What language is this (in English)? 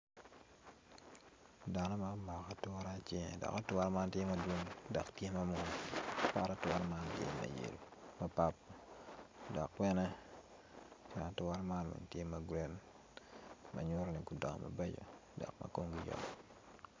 Acoli